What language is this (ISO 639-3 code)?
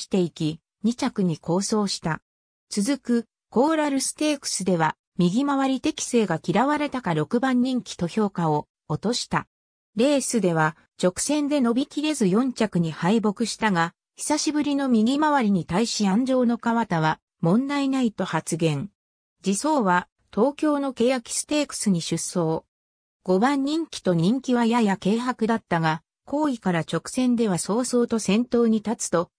jpn